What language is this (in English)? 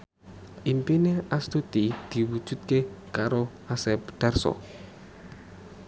Javanese